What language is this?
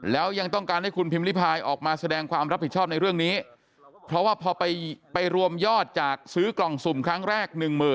Thai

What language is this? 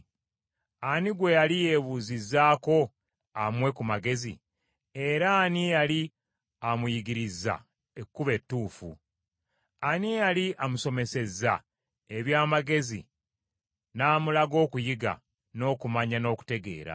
Ganda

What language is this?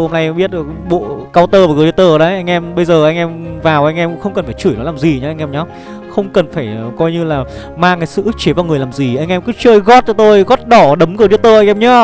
Vietnamese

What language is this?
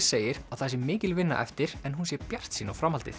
Icelandic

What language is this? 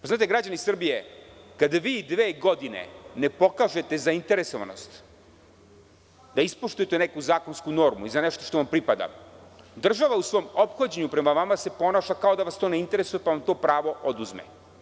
Serbian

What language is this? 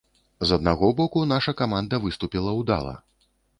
Belarusian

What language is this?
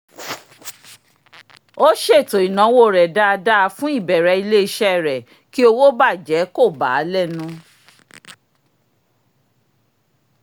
Yoruba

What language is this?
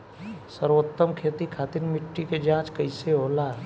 Bhojpuri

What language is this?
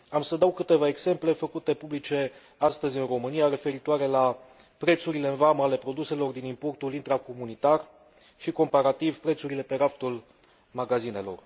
Romanian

